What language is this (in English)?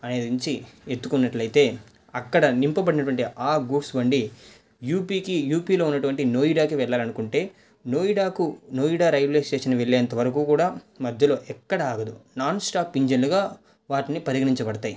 Telugu